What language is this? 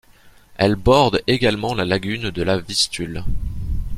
French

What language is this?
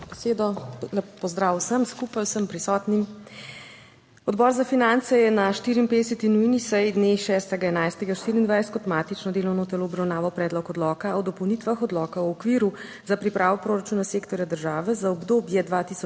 Slovenian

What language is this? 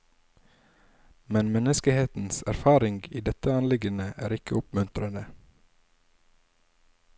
Norwegian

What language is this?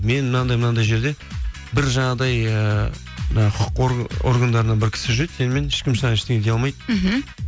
Kazakh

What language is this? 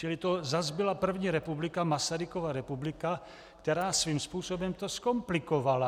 Czech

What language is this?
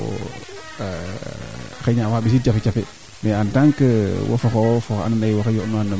Serer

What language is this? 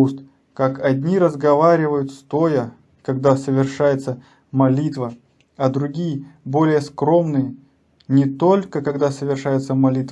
Russian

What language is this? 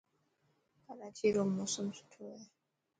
Dhatki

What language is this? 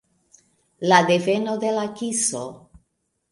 Esperanto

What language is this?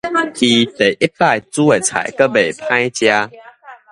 Min Nan Chinese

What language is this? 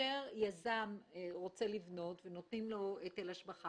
Hebrew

